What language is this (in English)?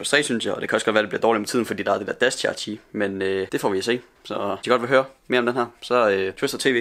Danish